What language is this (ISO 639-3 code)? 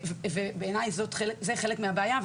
heb